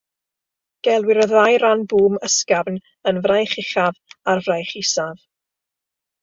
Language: Welsh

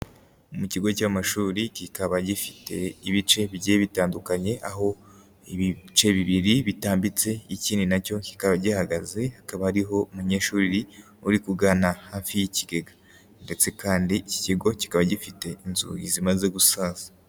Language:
Kinyarwanda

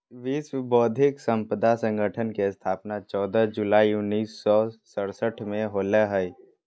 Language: Magahi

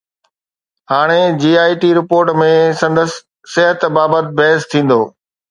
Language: Sindhi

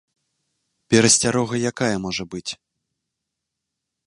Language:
Belarusian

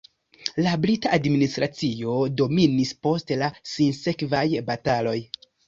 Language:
Esperanto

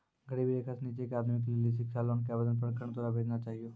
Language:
Maithili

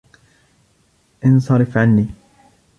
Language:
Arabic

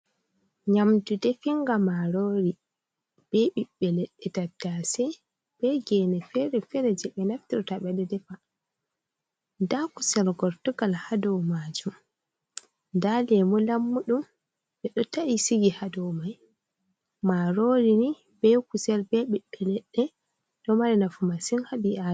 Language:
Fula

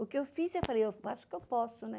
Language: Portuguese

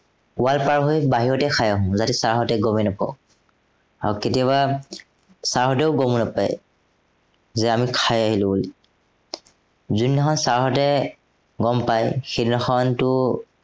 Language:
Assamese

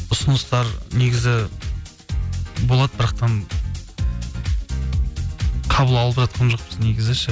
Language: Kazakh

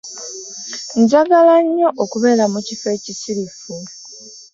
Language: Ganda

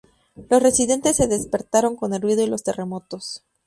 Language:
Spanish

